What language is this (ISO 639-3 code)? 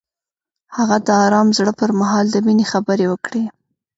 pus